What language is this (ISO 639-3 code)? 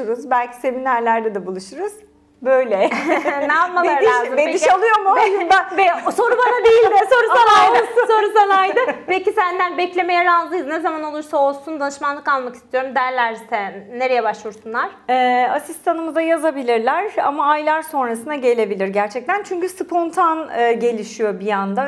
tur